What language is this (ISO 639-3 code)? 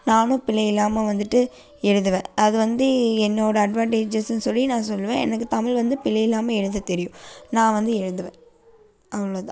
tam